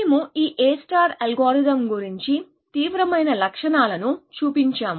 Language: Telugu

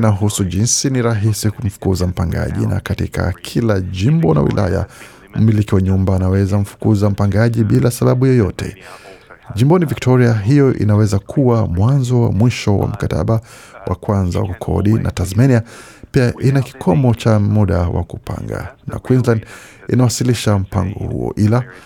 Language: Swahili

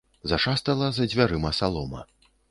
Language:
Belarusian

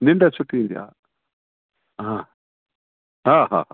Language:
Sindhi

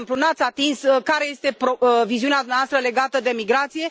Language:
Romanian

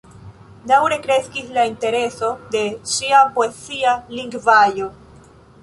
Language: Esperanto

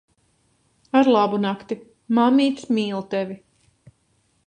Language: Latvian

